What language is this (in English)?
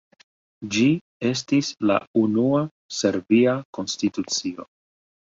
Esperanto